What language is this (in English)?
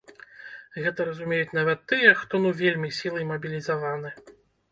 Belarusian